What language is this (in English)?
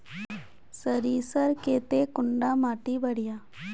Magahi